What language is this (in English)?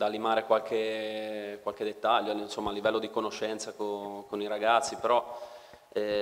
Italian